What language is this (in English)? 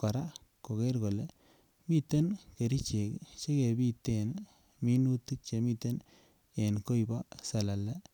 Kalenjin